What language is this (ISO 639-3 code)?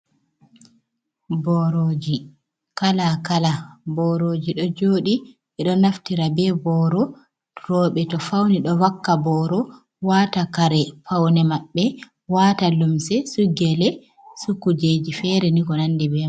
ful